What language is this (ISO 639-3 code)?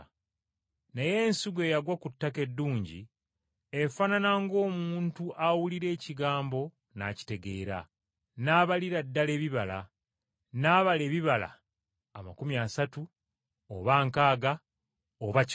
lug